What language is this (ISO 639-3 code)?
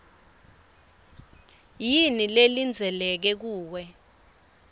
ssw